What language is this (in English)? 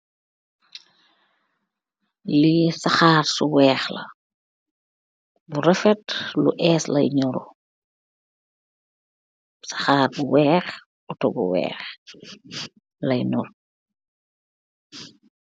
Wolof